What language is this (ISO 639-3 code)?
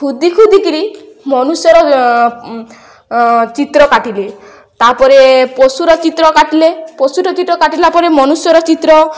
ori